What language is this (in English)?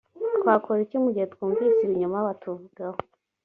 Kinyarwanda